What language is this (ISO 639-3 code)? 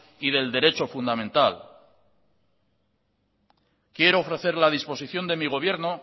spa